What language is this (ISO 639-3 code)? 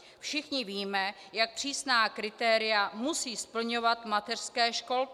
ces